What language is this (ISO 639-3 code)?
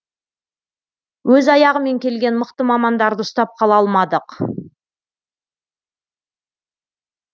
kaz